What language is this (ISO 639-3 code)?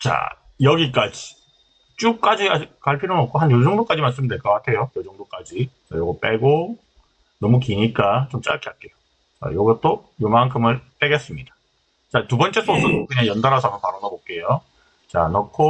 kor